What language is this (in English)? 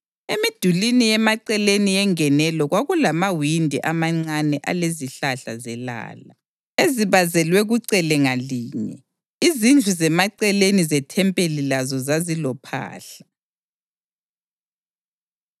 North Ndebele